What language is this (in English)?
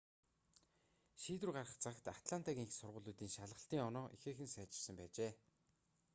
Mongolian